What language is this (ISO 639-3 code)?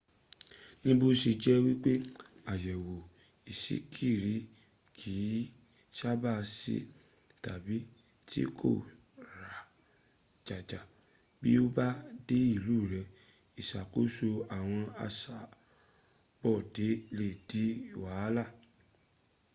yor